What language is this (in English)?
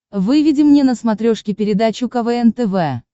Russian